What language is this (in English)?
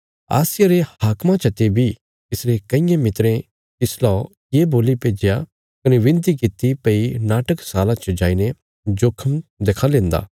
Bilaspuri